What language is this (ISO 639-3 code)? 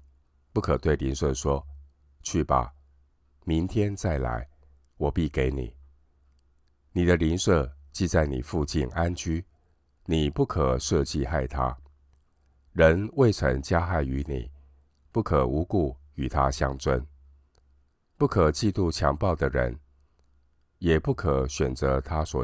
zho